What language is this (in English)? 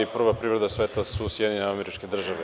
Serbian